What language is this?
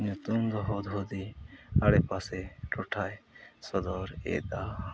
Santali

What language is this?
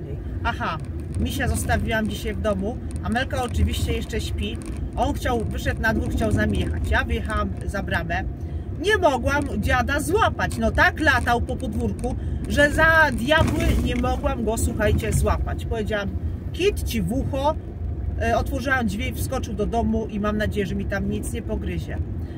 Polish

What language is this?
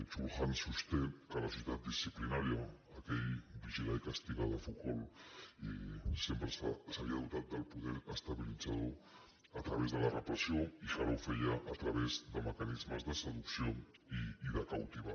Catalan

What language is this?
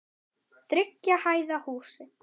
Icelandic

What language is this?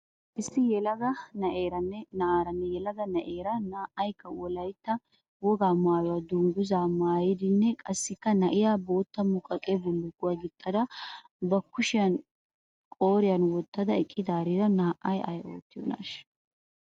Wolaytta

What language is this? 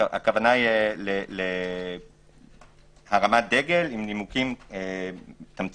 Hebrew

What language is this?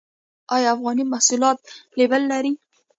Pashto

